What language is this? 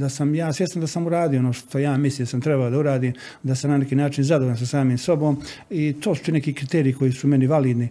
Croatian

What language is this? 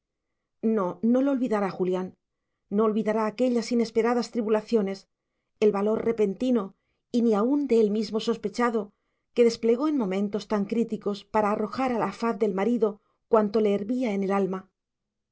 Spanish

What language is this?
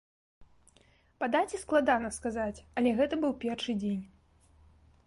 Belarusian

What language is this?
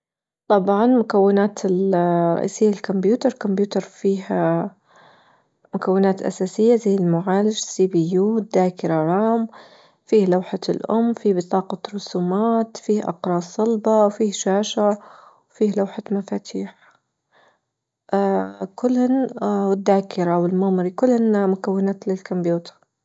Libyan Arabic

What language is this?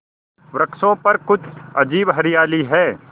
Hindi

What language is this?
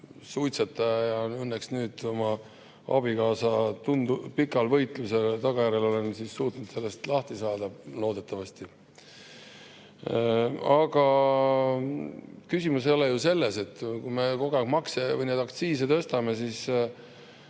Estonian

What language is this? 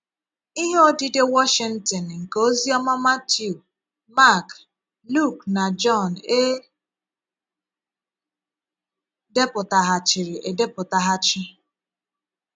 Igbo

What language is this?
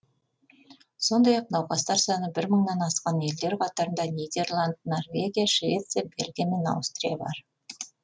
Kazakh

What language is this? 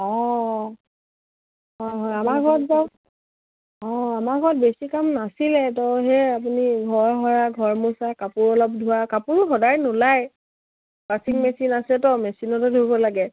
Assamese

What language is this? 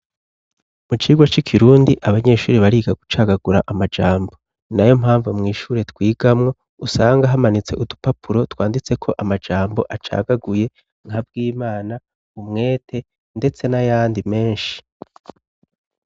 Rundi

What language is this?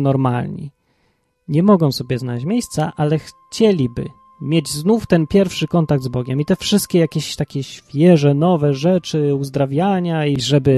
Polish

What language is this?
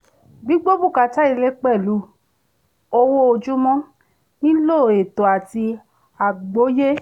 Yoruba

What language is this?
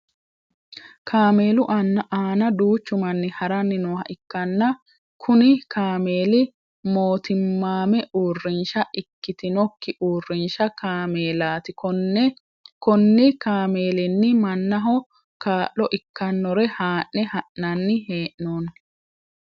Sidamo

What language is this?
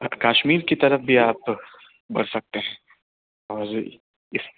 Urdu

